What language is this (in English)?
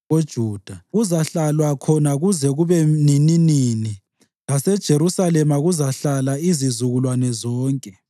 North Ndebele